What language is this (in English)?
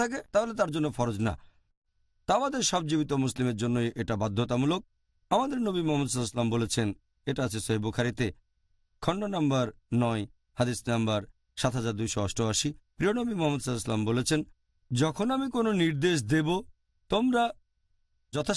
Hindi